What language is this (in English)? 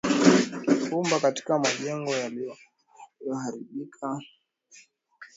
Swahili